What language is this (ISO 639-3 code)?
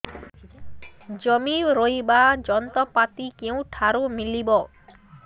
ori